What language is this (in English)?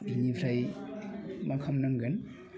Bodo